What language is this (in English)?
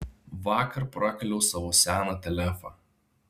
Lithuanian